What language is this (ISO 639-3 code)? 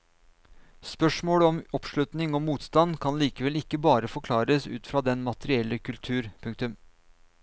nor